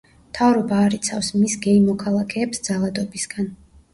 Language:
Georgian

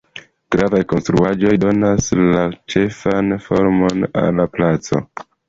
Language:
Esperanto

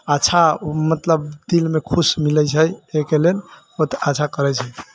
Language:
Maithili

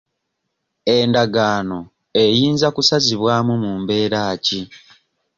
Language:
Ganda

